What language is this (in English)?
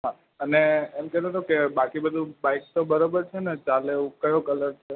Gujarati